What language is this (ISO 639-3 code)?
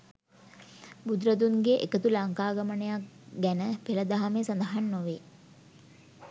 sin